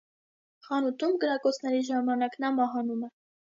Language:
Armenian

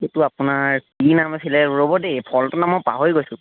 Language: Assamese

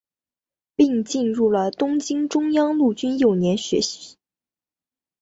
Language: Chinese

